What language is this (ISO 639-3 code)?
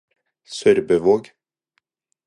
nob